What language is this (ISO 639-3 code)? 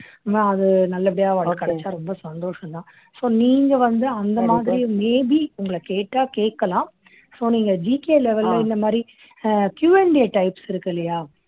tam